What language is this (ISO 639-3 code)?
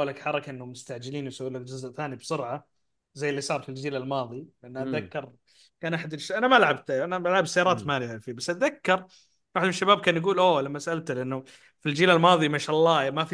ara